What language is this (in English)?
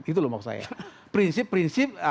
Indonesian